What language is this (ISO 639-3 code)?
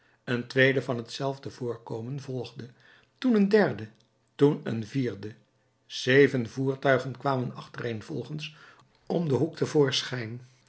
nld